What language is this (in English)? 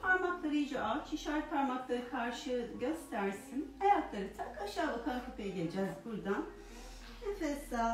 Turkish